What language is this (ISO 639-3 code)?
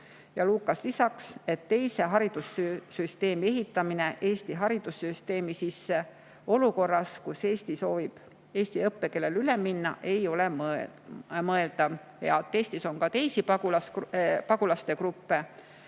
est